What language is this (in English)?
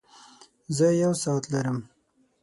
Pashto